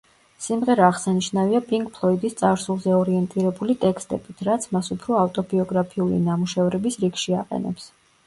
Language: Georgian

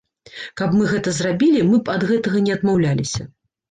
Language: Belarusian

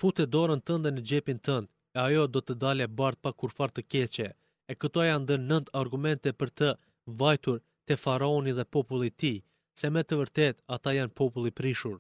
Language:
Greek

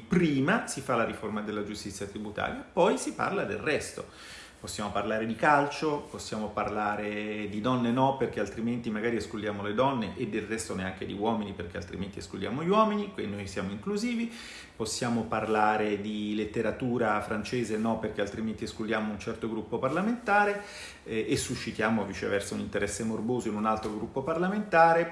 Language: Italian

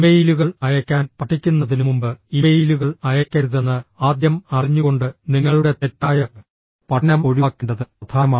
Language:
Malayalam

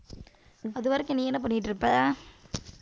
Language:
Tamil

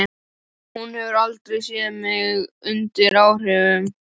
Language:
Icelandic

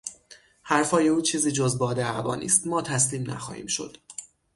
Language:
Persian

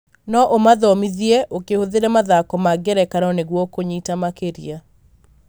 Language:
Kikuyu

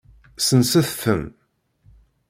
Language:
Kabyle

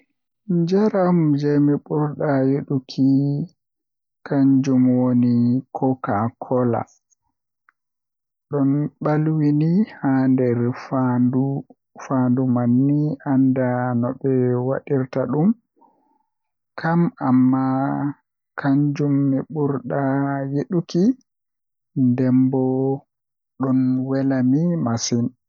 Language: Western Niger Fulfulde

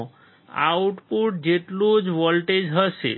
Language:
Gujarati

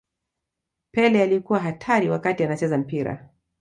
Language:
Swahili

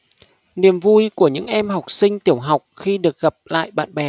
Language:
Vietnamese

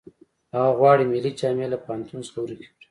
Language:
Pashto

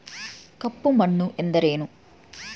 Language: Kannada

